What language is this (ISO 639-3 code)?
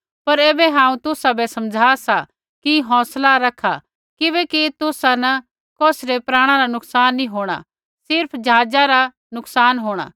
kfx